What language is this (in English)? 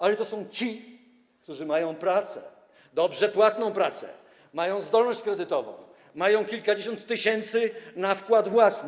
Polish